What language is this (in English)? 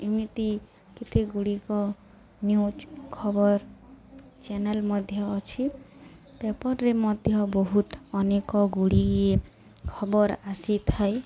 Odia